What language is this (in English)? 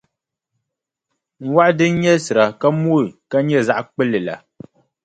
Dagbani